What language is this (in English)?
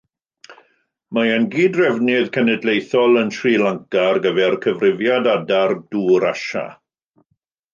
Welsh